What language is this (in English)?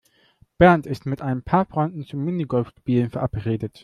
German